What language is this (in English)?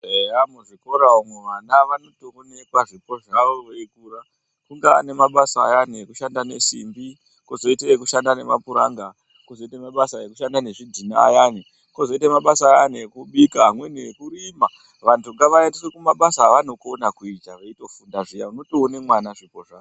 Ndau